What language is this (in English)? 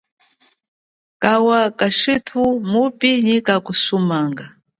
Chokwe